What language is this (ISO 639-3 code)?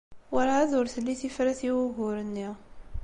kab